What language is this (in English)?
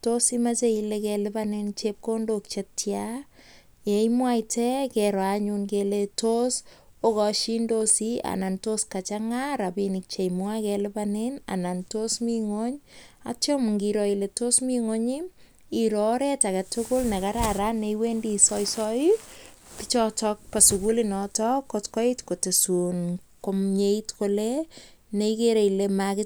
Kalenjin